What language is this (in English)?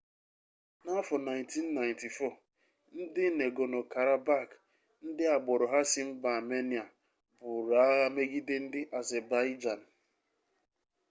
Igbo